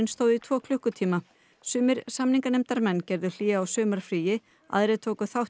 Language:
Icelandic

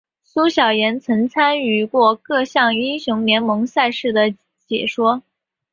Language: Chinese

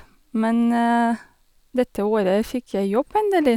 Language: Norwegian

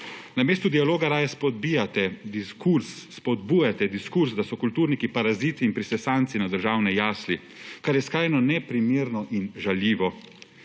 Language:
Slovenian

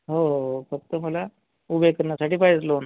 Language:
Marathi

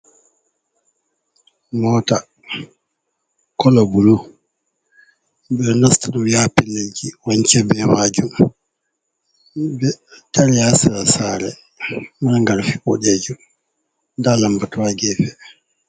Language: Fula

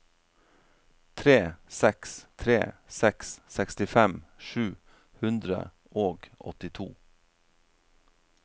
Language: Norwegian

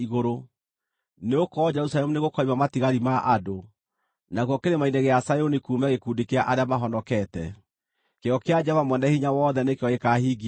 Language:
Kikuyu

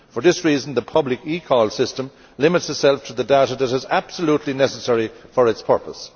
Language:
English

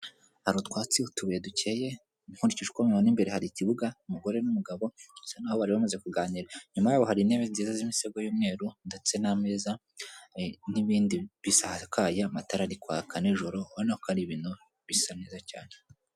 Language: Kinyarwanda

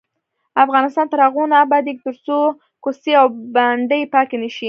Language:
Pashto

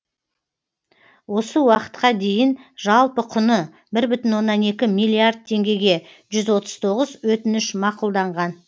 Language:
Kazakh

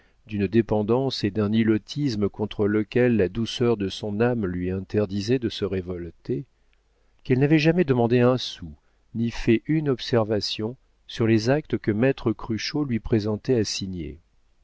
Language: French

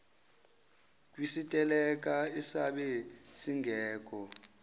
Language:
Zulu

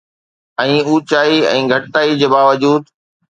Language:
Sindhi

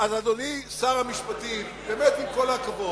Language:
Hebrew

